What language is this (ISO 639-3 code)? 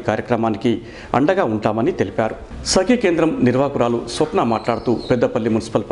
hin